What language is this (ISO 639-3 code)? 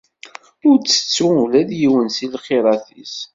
kab